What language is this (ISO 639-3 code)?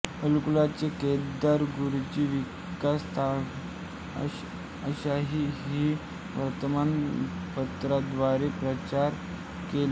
mar